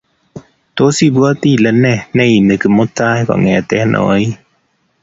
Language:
Kalenjin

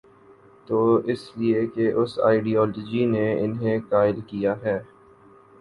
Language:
Urdu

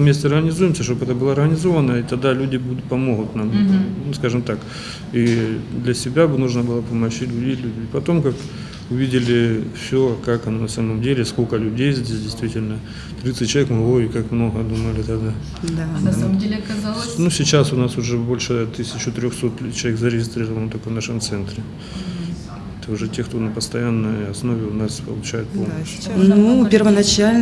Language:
Russian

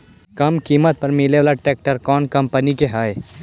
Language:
Magahi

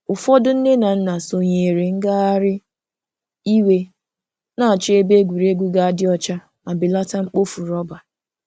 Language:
Igbo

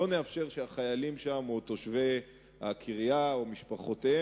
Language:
Hebrew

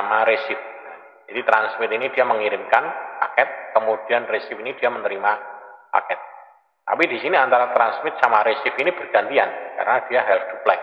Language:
Indonesian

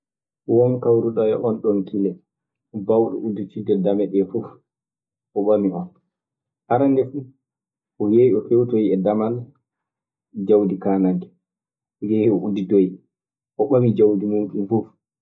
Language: Maasina Fulfulde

